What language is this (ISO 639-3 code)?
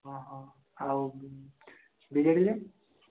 ori